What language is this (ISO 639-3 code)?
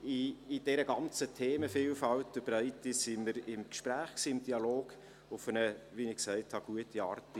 gsw